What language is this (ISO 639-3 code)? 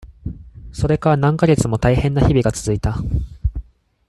jpn